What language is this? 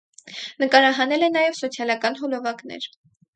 Armenian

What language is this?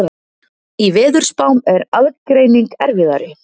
Icelandic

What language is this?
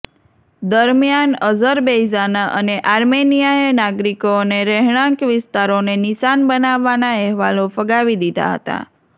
Gujarati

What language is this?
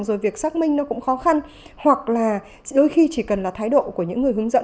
Vietnamese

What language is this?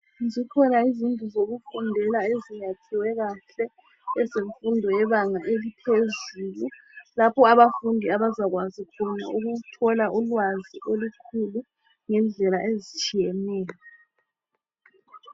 North Ndebele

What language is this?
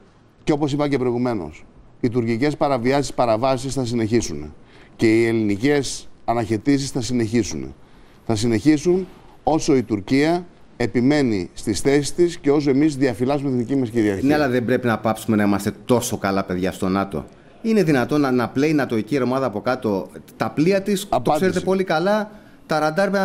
Greek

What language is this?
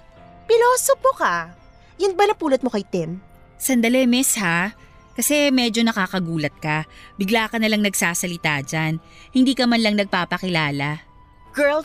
Filipino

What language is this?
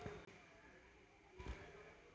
Telugu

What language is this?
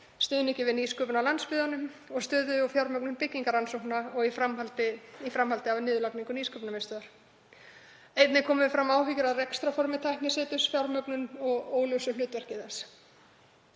Icelandic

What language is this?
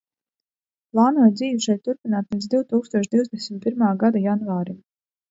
Latvian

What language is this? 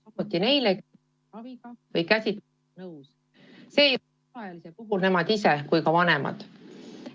Estonian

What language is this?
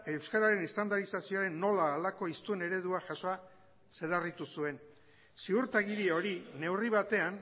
Basque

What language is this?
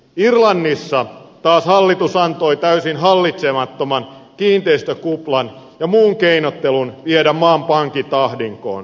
Finnish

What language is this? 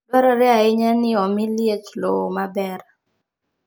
Luo (Kenya and Tanzania)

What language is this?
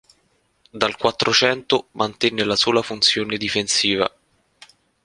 Italian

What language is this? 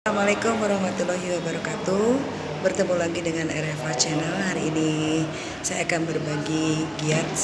Indonesian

